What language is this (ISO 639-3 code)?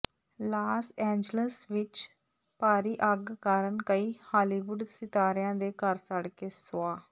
pan